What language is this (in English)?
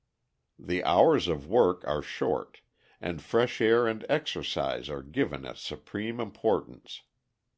English